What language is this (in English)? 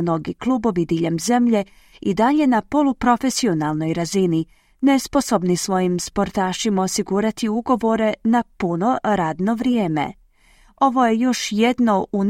Croatian